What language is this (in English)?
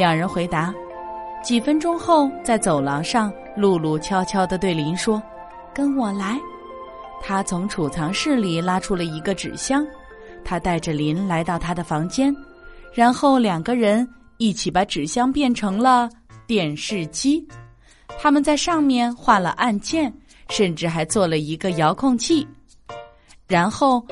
Chinese